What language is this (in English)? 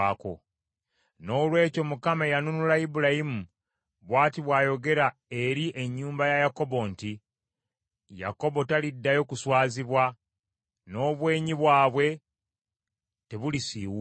Ganda